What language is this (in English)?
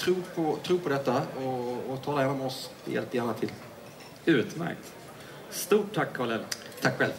Swedish